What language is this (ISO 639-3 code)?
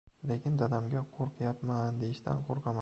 uzb